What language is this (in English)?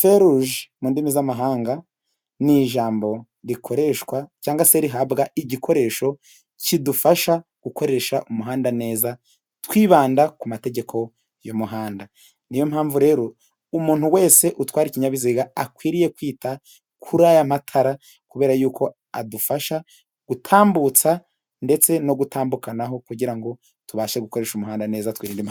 Kinyarwanda